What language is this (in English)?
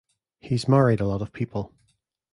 English